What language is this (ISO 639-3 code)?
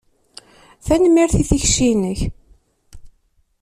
kab